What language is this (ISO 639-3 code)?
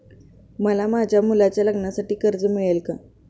mar